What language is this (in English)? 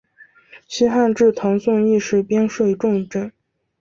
Chinese